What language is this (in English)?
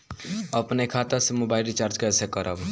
Bhojpuri